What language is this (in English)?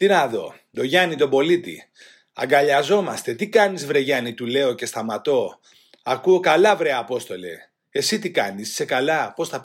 Greek